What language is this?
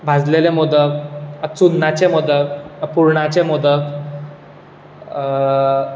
Konkani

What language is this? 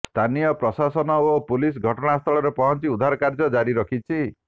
Odia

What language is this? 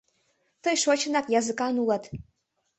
Mari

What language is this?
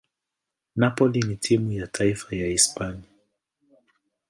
Swahili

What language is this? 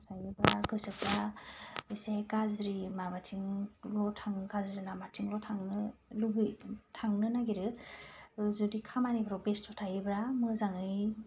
Bodo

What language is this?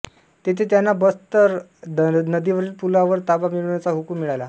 Marathi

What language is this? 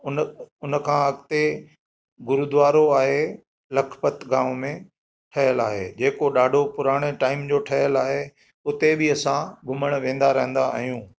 Sindhi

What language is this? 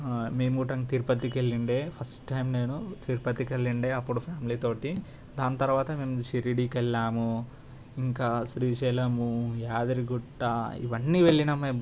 Telugu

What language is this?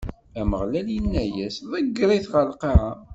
Kabyle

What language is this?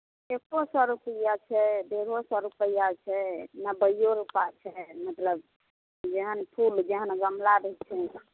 Maithili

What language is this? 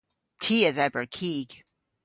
Cornish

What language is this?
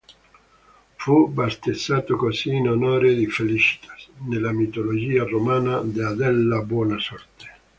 Italian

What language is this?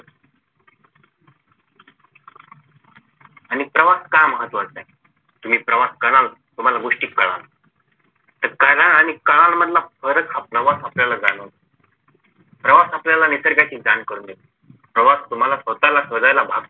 Marathi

